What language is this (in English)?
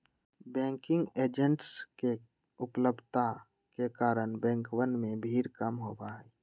Magahi